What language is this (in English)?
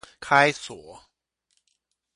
Chinese